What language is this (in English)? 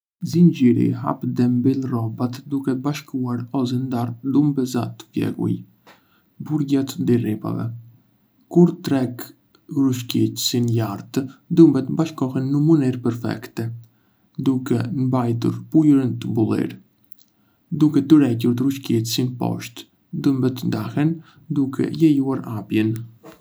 Arbëreshë Albanian